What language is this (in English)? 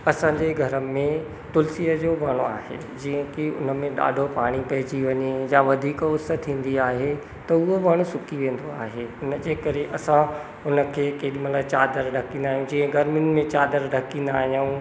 Sindhi